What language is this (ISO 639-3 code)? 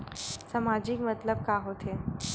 hne